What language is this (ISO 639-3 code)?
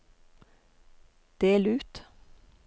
nor